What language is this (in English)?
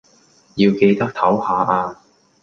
Cantonese